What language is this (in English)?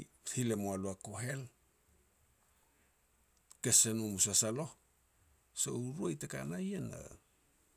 Petats